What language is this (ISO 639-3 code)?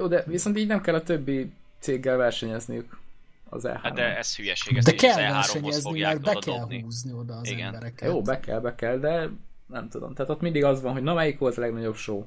hun